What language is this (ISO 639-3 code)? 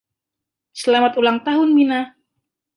ind